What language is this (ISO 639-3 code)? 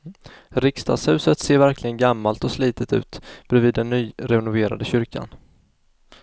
swe